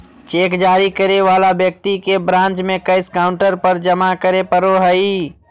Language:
Magahi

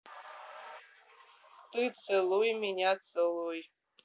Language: Russian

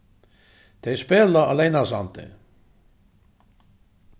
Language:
Faroese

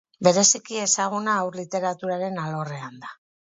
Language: Basque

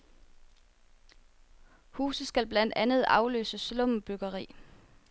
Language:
Danish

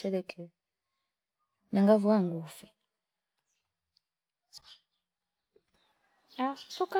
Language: Fipa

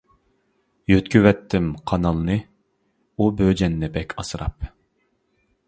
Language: Uyghur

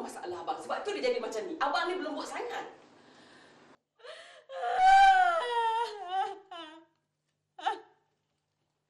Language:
Malay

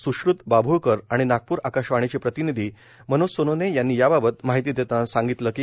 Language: Marathi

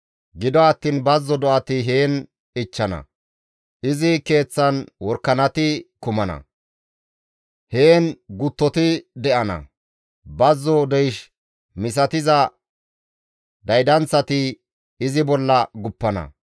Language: Gamo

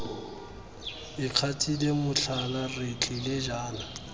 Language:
Tswana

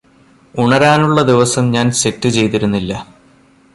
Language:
Malayalam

